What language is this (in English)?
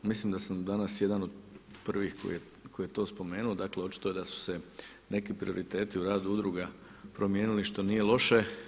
Croatian